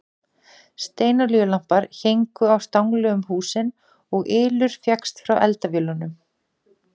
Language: Icelandic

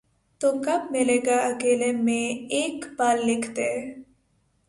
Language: Urdu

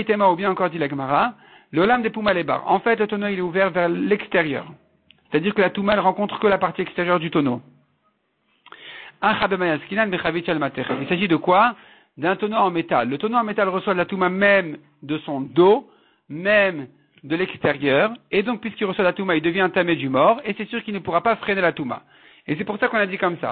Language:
French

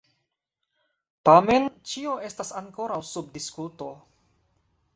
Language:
Esperanto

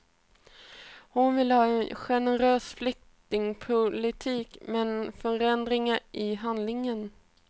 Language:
Swedish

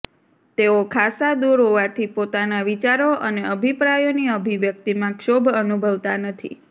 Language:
Gujarati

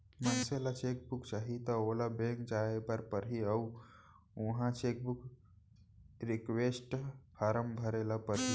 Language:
Chhattisgarhi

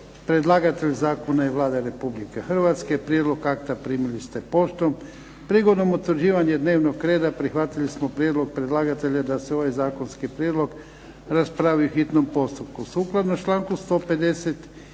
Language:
Croatian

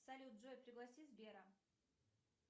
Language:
Russian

